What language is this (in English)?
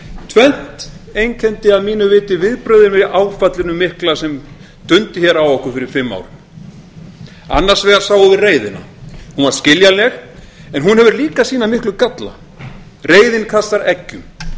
Icelandic